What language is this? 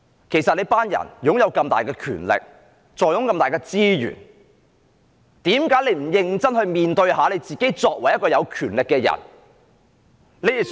Cantonese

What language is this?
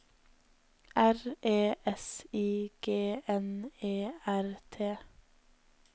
Norwegian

